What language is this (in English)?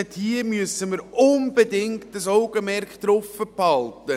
Swiss German